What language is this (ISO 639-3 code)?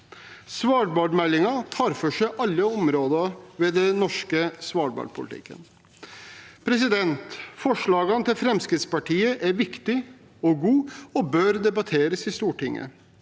nor